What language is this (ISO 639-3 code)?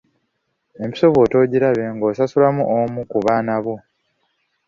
lug